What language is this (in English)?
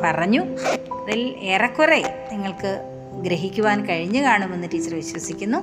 Malayalam